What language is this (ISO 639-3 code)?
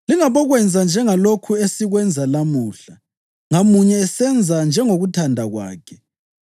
nde